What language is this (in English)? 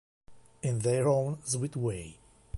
Italian